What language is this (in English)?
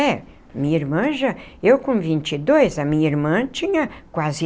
Portuguese